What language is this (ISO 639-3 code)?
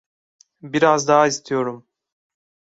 tur